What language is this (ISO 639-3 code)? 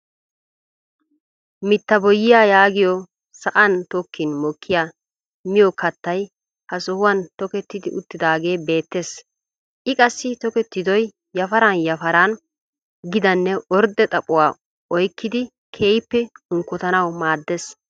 wal